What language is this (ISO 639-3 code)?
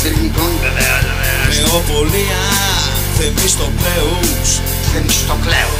ell